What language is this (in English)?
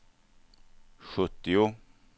Swedish